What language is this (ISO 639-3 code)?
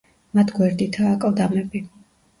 kat